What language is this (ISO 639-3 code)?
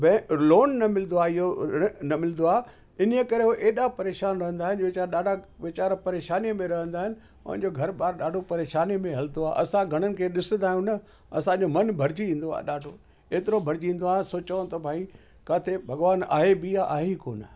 snd